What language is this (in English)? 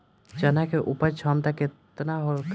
Bhojpuri